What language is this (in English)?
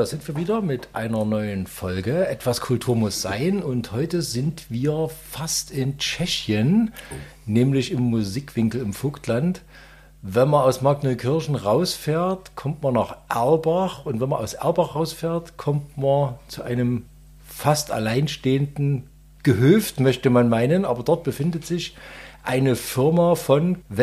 German